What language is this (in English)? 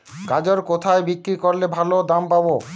Bangla